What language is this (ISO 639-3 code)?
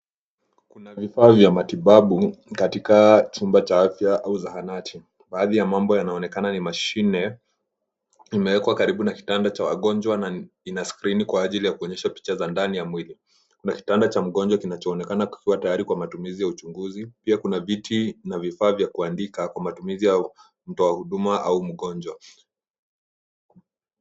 swa